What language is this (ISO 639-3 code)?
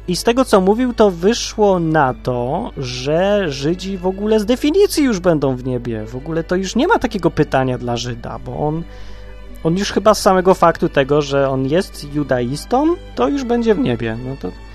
pol